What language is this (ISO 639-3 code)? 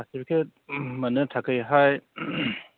brx